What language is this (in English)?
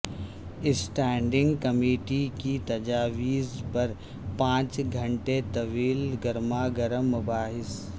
Urdu